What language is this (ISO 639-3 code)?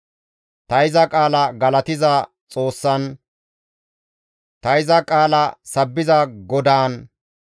gmv